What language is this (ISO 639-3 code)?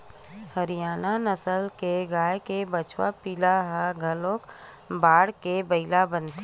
hne